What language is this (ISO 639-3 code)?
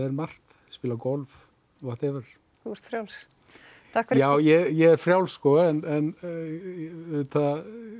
isl